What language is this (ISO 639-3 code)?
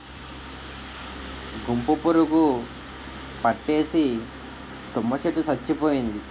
tel